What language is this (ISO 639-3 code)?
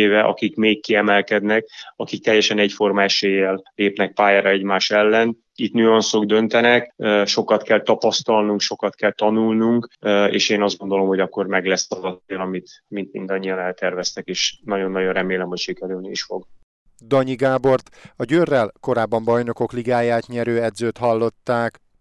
hun